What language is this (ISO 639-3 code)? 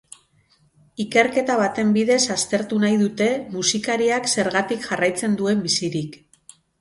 eus